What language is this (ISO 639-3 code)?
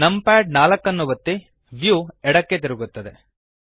kan